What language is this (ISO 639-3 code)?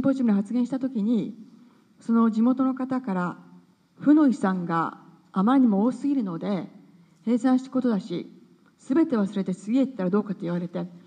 jpn